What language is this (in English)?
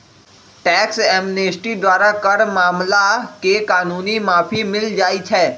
Magahi